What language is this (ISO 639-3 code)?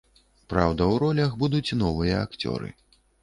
bel